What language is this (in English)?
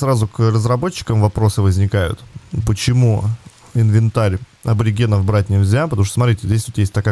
Russian